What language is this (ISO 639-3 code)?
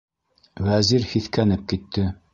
bak